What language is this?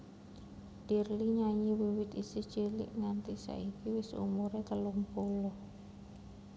Javanese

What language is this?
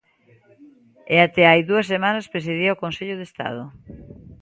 Galician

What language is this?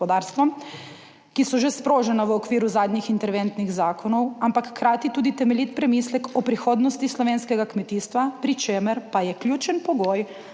Slovenian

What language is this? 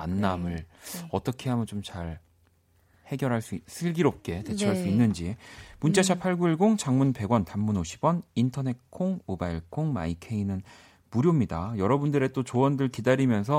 Korean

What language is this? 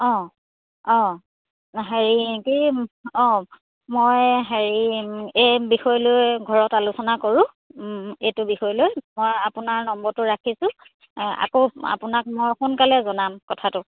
Assamese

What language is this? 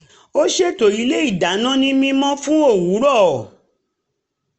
Yoruba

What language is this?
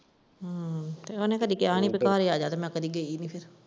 Punjabi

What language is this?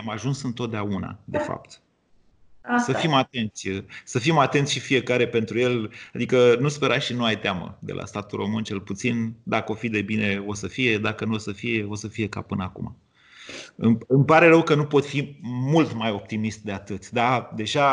Romanian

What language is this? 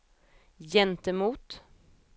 Swedish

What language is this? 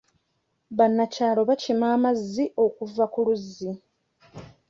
Ganda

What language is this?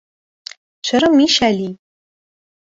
Persian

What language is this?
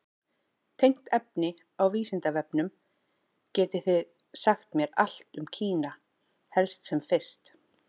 Icelandic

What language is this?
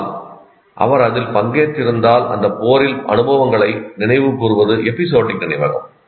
Tamil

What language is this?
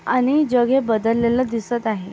Marathi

